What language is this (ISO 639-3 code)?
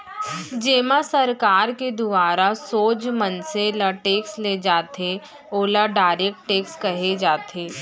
hne